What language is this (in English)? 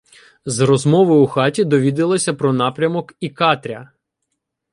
Ukrainian